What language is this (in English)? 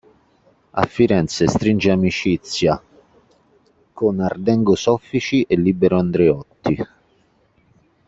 Italian